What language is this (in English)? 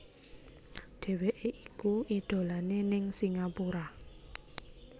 Javanese